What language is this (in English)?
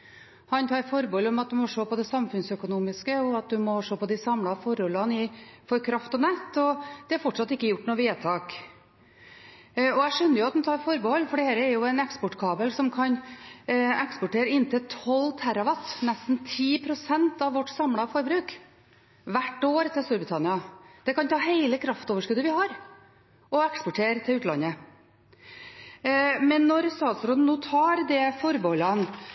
Norwegian Bokmål